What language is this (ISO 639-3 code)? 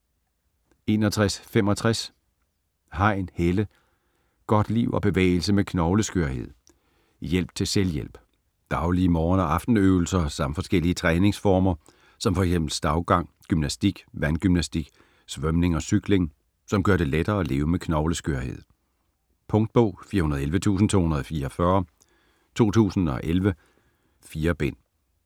dan